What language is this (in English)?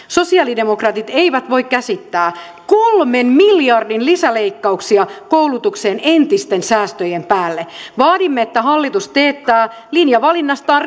Finnish